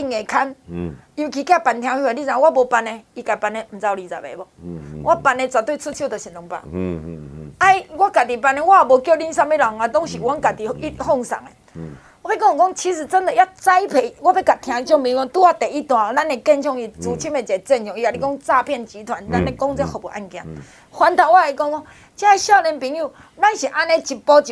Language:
Chinese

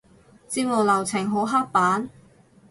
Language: Cantonese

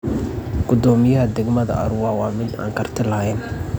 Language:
Somali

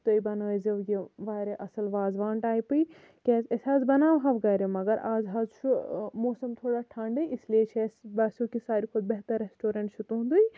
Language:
Kashmiri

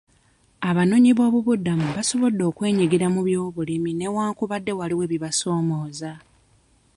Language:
Ganda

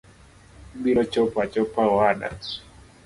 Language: Luo (Kenya and Tanzania)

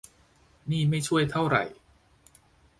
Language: Thai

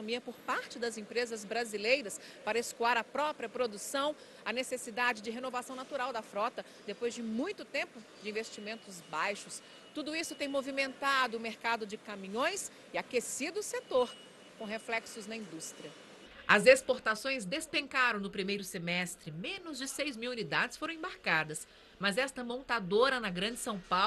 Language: Portuguese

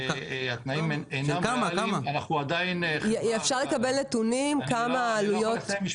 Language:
Hebrew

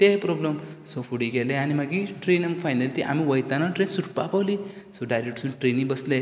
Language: Konkani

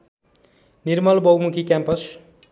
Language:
Nepali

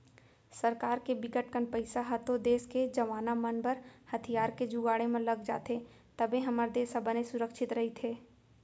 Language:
Chhattisgarhi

